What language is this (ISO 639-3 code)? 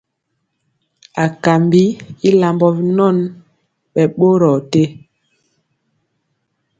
mcx